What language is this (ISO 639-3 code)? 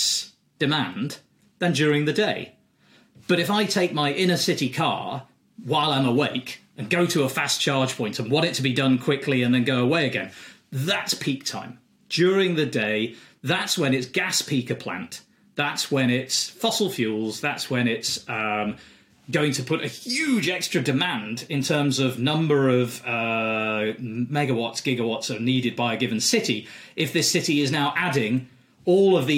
eng